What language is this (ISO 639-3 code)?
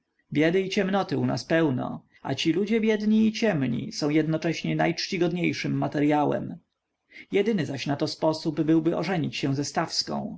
pol